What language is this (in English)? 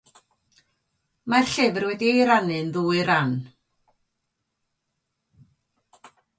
Welsh